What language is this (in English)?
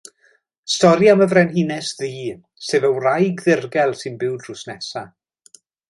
Welsh